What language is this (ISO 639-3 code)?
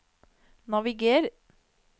nor